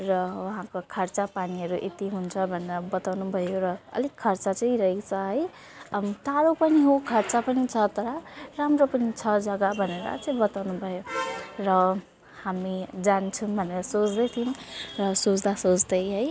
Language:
Nepali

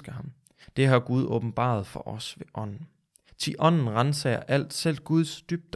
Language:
Danish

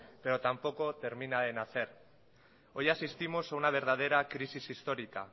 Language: Spanish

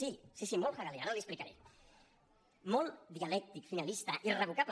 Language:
Catalan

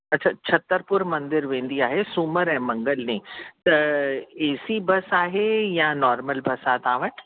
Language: Sindhi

